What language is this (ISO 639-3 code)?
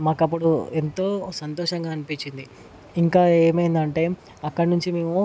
tel